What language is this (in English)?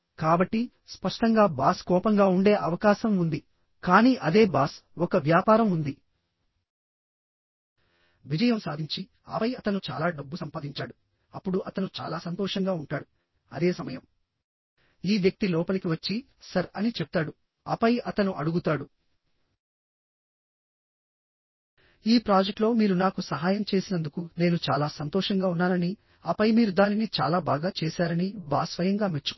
Telugu